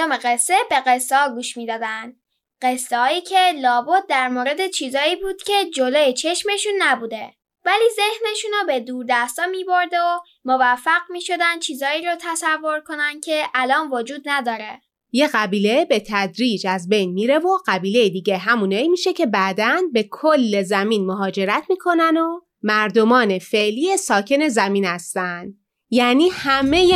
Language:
Persian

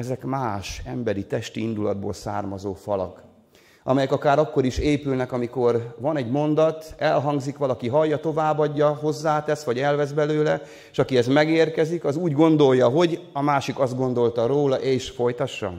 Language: Hungarian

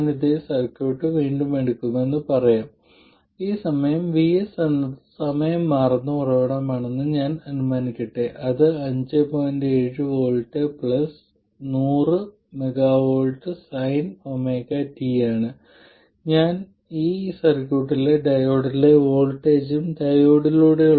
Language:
Malayalam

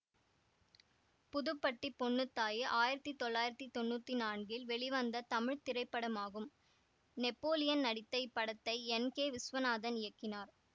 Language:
Tamil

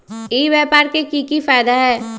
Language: Magahi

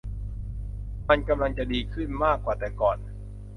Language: Thai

